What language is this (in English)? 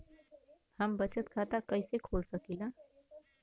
Bhojpuri